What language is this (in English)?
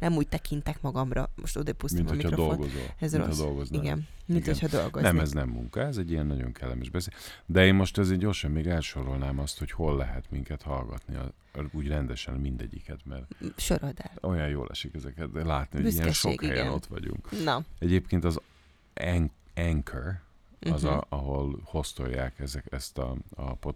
Hungarian